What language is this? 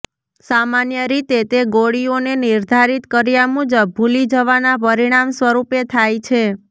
Gujarati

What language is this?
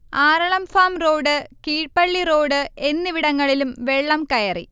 Malayalam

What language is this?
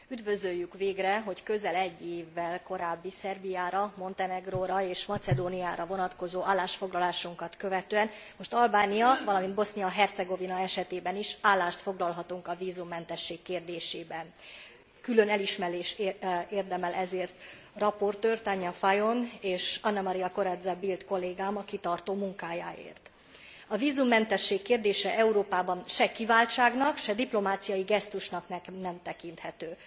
Hungarian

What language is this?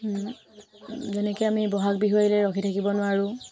Assamese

